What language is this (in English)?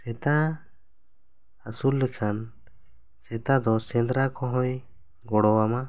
Santali